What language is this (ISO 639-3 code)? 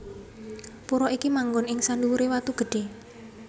jav